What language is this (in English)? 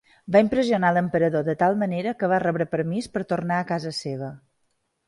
Catalan